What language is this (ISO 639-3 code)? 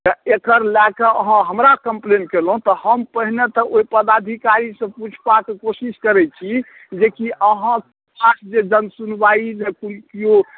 mai